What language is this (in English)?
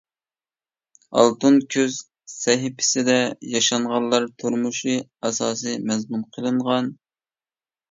Uyghur